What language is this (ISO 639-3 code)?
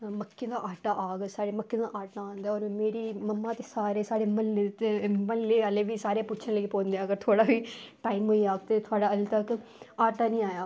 doi